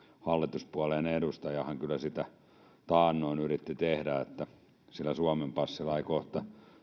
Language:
Finnish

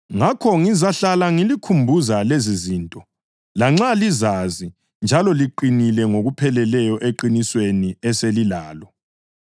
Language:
North Ndebele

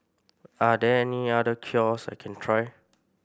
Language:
English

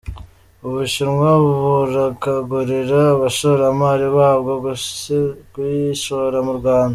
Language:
Kinyarwanda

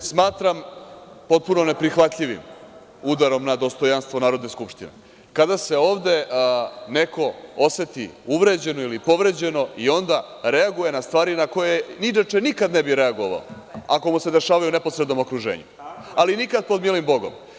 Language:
Serbian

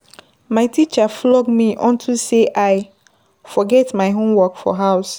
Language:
Nigerian Pidgin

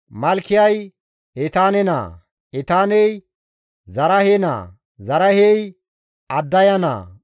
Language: Gamo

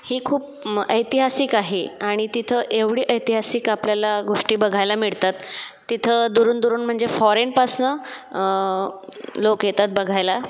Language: Marathi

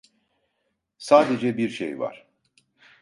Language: Turkish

